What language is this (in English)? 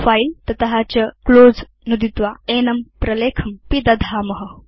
Sanskrit